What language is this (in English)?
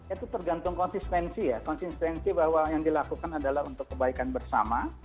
Indonesian